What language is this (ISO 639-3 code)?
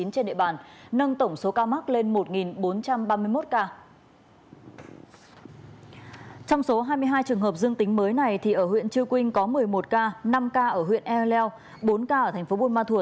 vie